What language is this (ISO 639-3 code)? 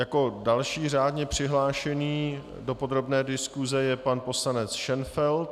ces